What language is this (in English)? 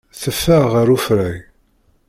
Kabyle